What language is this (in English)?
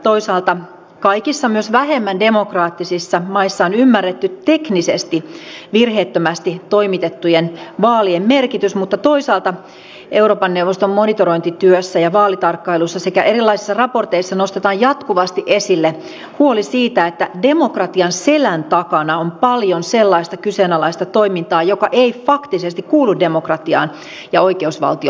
Finnish